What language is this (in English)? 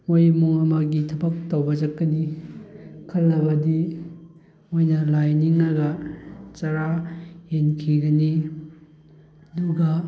Manipuri